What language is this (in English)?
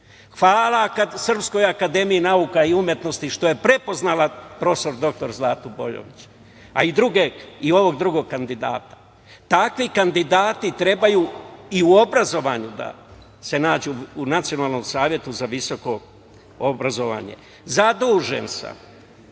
Serbian